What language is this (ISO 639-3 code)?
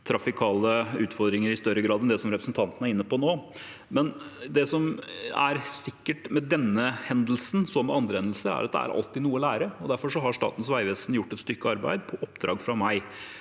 nor